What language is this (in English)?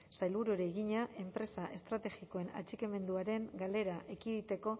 Basque